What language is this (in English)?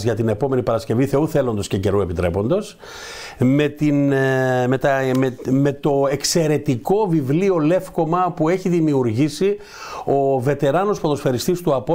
Greek